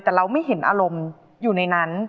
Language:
Thai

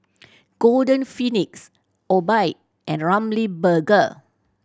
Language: English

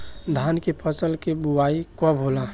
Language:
Bhojpuri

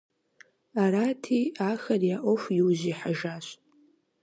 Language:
Kabardian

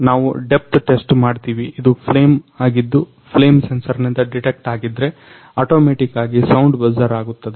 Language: Kannada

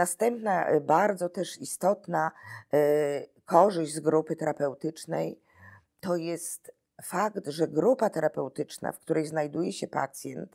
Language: Polish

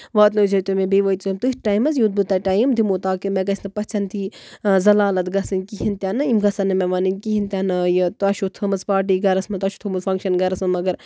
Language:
Kashmiri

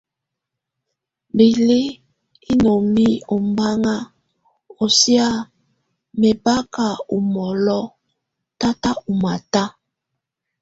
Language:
Tunen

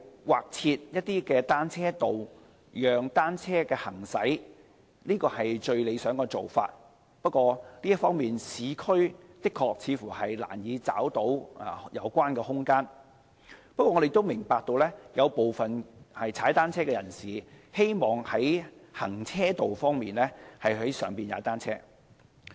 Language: Cantonese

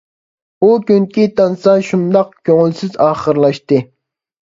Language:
Uyghur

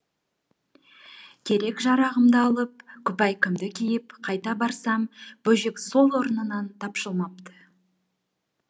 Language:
Kazakh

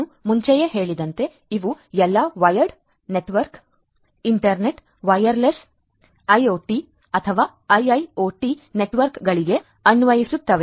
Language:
Kannada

